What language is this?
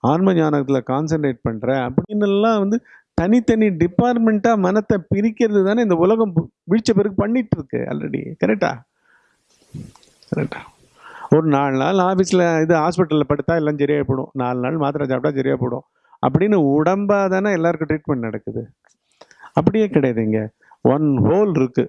Tamil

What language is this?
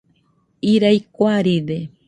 Nüpode Huitoto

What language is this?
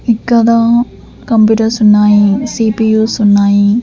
Telugu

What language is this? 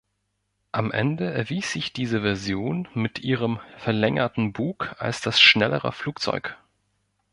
German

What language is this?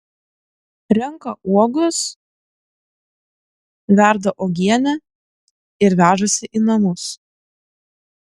Lithuanian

